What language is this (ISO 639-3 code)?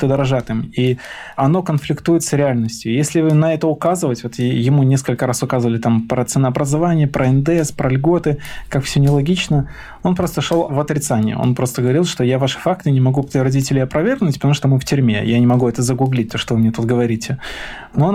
rus